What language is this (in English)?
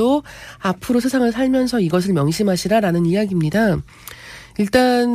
Korean